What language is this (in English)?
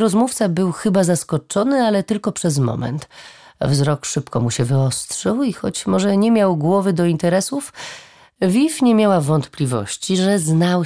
Polish